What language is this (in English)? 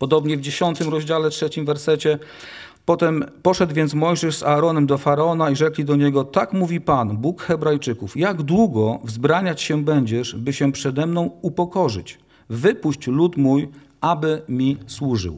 Polish